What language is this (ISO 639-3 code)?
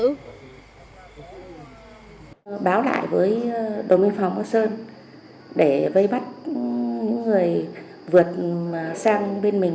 vie